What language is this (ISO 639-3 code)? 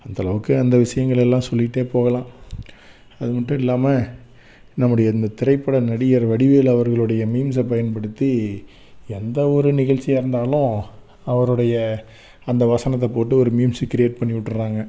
tam